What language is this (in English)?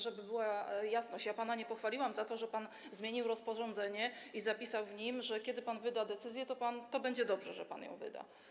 Polish